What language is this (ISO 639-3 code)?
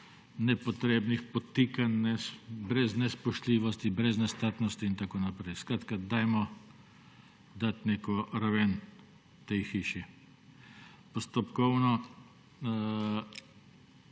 slv